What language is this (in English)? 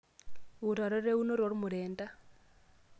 Masai